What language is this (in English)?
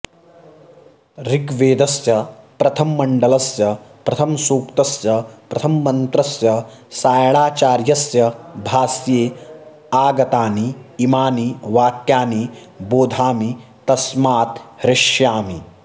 Sanskrit